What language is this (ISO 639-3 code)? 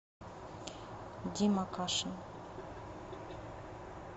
rus